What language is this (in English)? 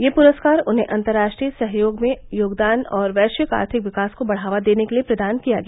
Hindi